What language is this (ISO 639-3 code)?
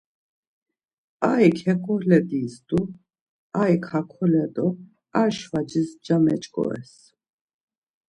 lzz